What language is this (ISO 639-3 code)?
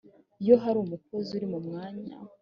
kin